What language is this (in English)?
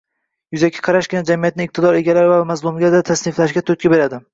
Uzbek